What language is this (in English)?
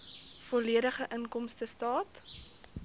Afrikaans